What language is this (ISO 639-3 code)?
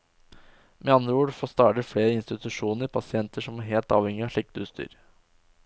nor